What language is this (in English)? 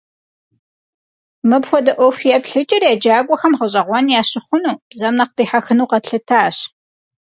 Kabardian